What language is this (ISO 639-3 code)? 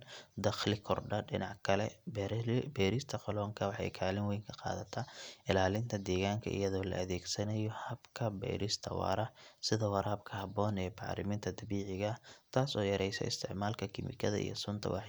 som